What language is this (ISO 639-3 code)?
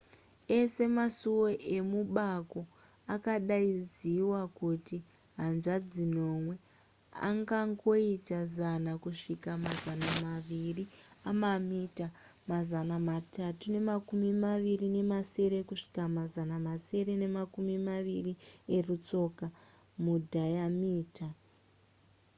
sna